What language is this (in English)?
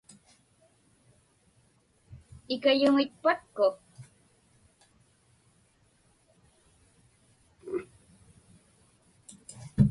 Inupiaq